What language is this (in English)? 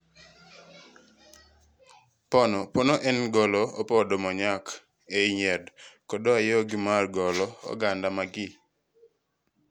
Luo (Kenya and Tanzania)